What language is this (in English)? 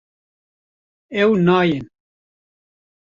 Kurdish